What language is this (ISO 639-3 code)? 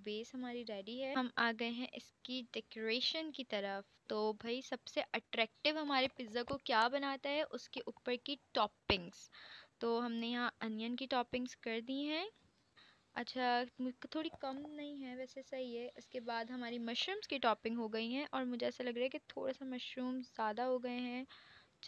hin